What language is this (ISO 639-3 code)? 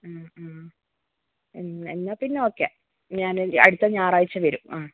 mal